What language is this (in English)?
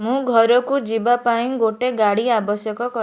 Odia